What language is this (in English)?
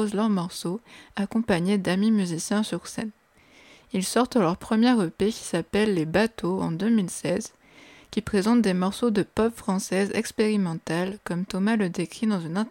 French